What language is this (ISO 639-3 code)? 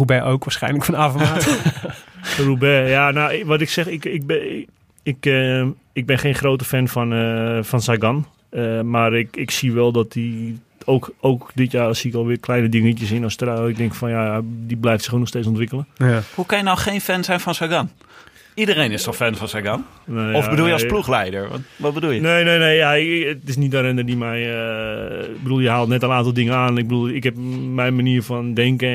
nld